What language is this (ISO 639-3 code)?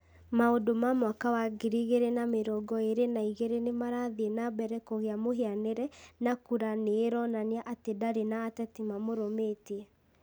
kik